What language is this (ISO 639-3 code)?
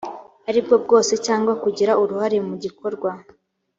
kin